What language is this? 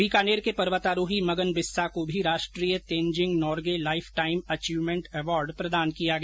Hindi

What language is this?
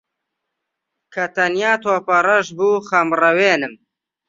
Central Kurdish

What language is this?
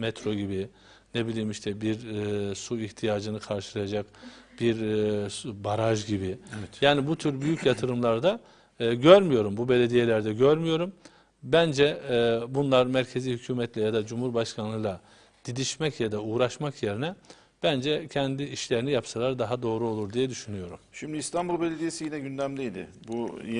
Turkish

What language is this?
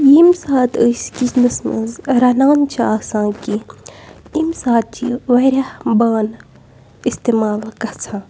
Kashmiri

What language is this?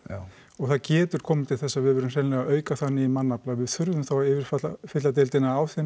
Icelandic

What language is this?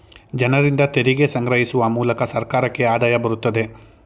Kannada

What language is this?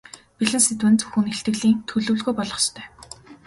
Mongolian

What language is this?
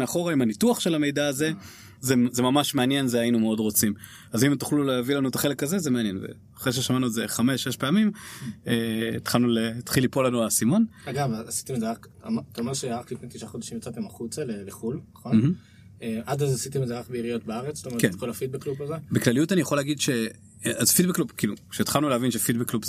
Hebrew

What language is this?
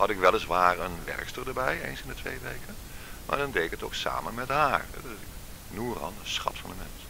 Dutch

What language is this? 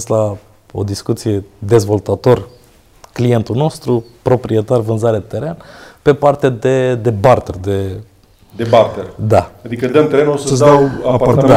Romanian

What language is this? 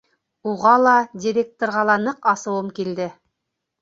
Bashkir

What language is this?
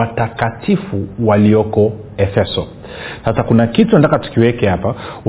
Swahili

